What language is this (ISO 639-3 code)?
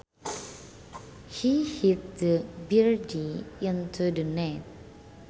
sun